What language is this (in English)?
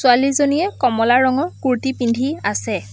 Assamese